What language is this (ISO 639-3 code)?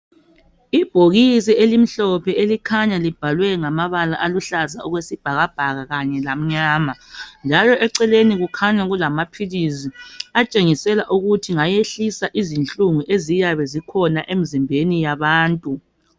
nde